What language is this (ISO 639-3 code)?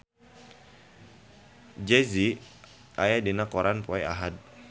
sun